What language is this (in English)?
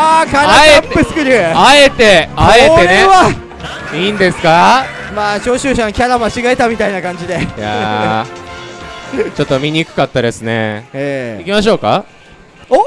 Japanese